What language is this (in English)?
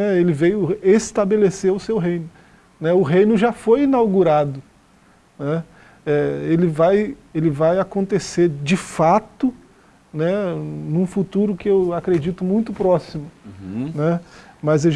Portuguese